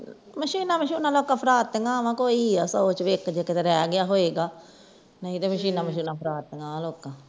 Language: Punjabi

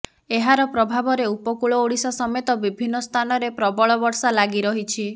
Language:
Odia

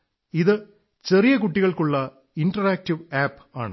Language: Malayalam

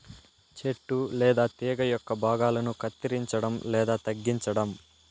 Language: Telugu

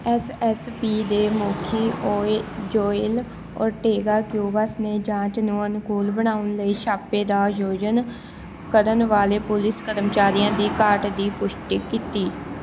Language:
Punjabi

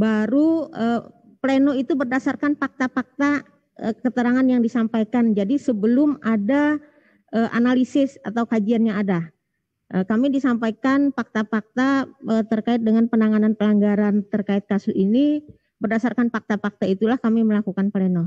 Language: Indonesian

